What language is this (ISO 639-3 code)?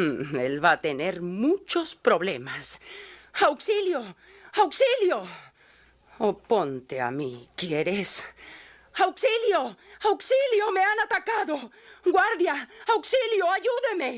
spa